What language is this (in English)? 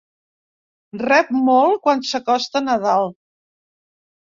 Catalan